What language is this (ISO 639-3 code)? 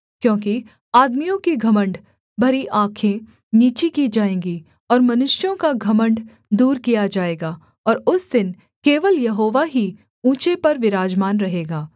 hin